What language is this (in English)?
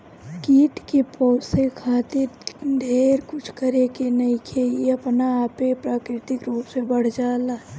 Bhojpuri